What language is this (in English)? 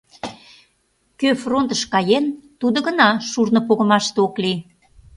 Mari